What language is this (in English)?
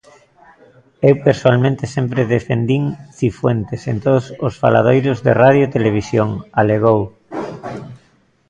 Galician